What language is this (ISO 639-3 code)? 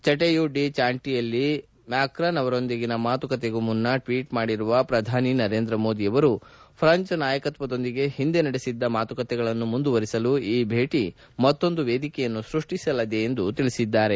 kan